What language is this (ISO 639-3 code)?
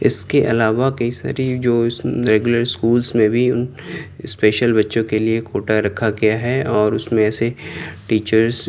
urd